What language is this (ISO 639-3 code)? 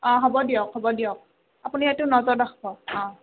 asm